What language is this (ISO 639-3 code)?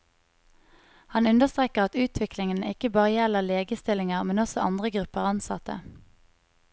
nor